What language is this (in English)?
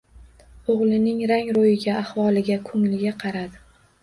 Uzbek